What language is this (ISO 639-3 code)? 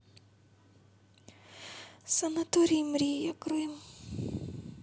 rus